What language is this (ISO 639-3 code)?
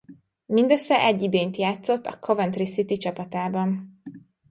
hun